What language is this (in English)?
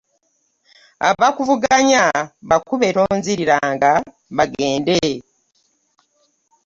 Ganda